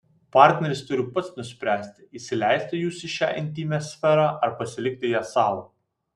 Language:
Lithuanian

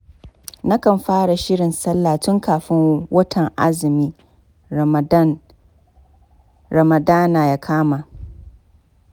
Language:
Hausa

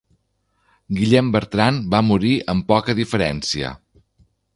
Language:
Catalan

